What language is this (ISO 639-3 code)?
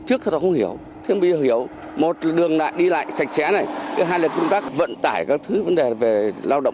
vie